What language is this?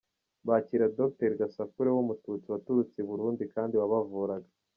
Kinyarwanda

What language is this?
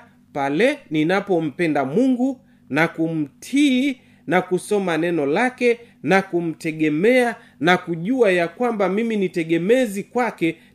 Swahili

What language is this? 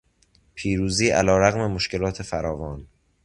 Persian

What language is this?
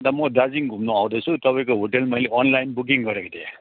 Nepali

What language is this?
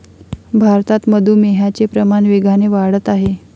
Marathi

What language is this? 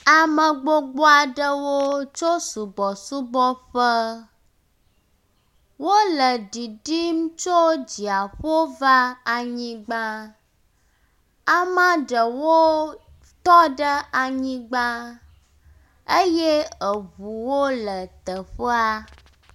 Ewe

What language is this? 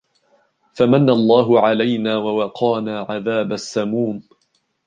Arabic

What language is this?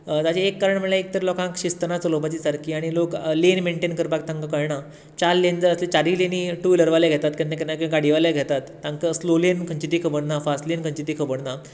Konkani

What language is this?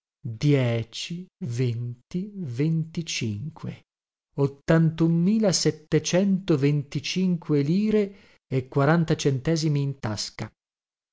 Italian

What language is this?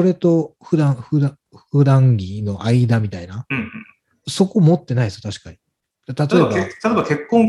Japanese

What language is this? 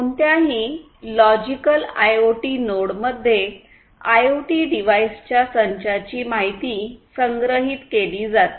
Marathi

